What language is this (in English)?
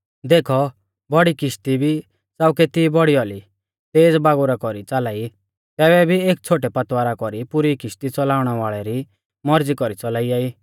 Mahasu Pahari